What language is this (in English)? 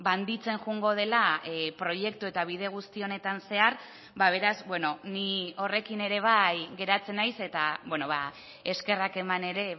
Basque